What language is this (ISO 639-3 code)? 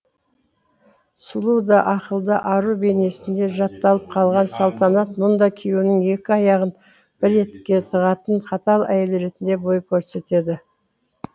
kaz